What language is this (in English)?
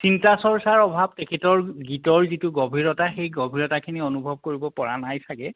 Assamese